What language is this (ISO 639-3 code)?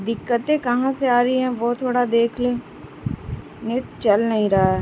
urd